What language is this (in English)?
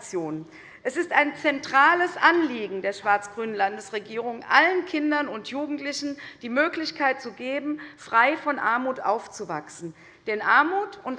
German